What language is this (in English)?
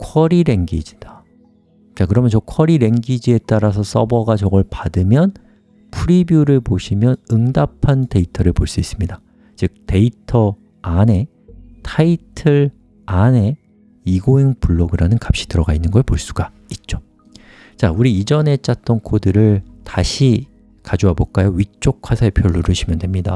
Korean